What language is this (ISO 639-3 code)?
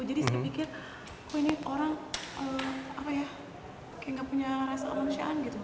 ind